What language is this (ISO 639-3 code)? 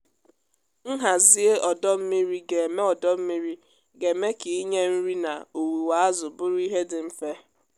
ibo